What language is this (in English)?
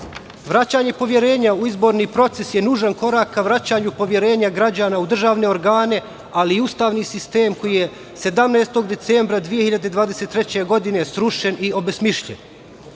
Serbian